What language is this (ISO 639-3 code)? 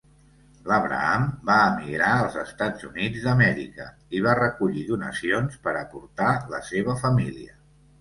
cat